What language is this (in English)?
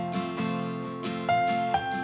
Thai